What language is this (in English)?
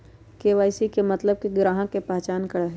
Magahi